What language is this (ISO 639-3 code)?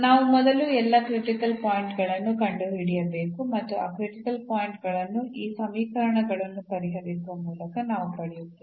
kan